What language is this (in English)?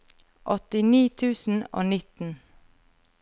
Norwegian